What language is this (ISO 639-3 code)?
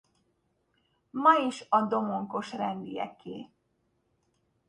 hun